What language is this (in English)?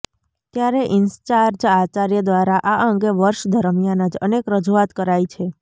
Gujarati